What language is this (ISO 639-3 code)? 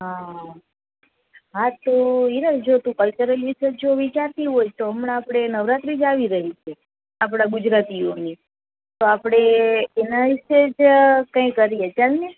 guj